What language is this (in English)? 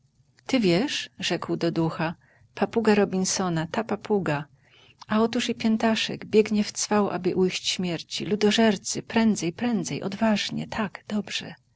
Polish